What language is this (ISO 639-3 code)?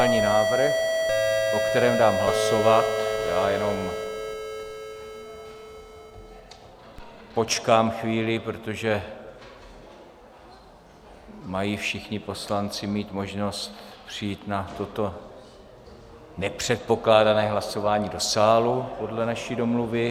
ces